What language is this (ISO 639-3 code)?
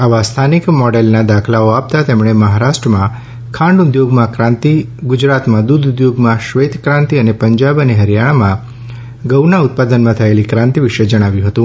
guj